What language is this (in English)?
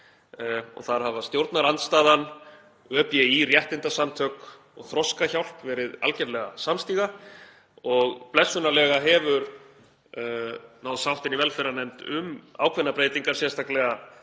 Icelandic